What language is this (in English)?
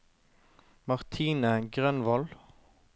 Norwegian